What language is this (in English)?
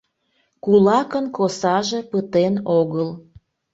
Mari